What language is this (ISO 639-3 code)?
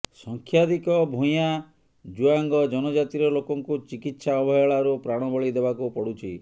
ori